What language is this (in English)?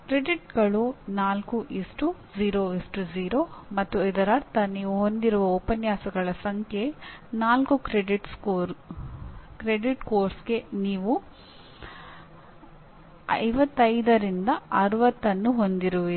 Kannada